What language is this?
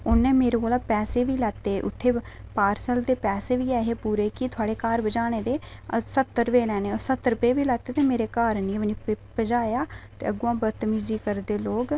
Dogri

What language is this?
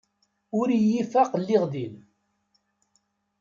Kabyle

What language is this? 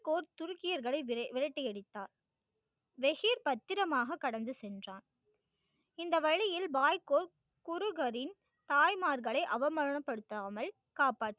Tamil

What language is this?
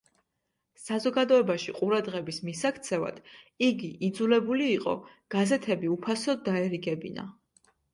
Georgian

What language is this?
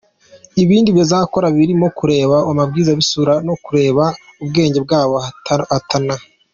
Kinyarwanda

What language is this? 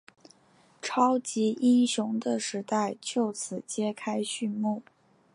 Chinese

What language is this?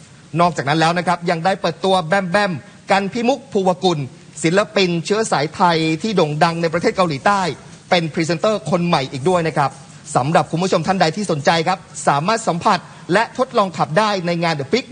Thai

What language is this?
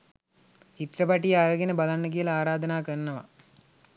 Sinhala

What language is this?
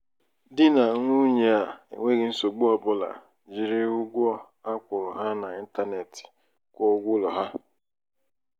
Igbo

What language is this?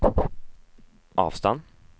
Norwegian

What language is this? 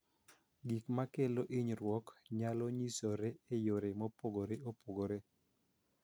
Luo (Kenya and Tanzania)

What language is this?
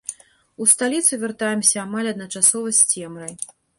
Belarusian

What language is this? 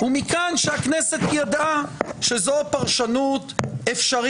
Hebrew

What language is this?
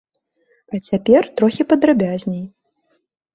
Belarusian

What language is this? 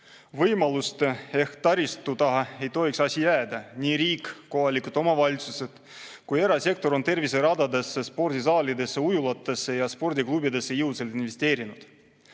Estonian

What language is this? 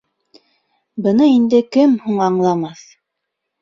Bashkir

